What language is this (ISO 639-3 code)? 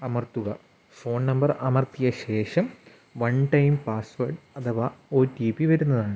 mal